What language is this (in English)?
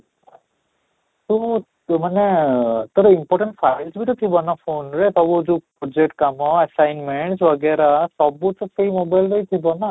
Odia